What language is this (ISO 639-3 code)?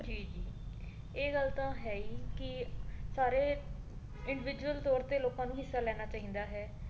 pan